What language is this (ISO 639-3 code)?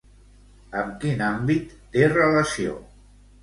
cat